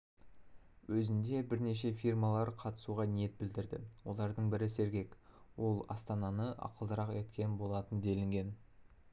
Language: Kazakh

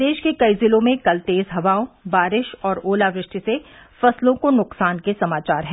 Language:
Hindi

